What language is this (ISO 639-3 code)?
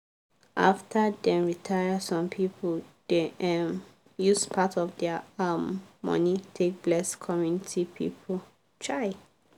pcm